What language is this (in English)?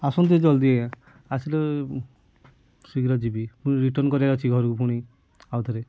Odia